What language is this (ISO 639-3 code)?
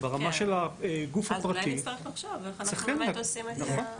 heb